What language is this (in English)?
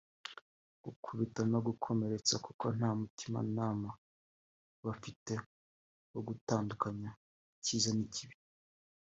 Kinyarwanda